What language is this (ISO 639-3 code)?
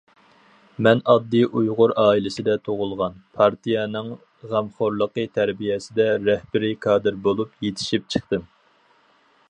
uig